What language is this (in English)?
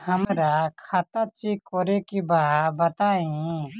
Bhojpuri